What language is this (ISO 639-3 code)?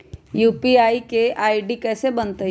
mag